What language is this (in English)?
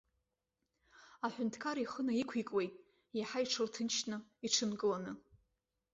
Abkhazian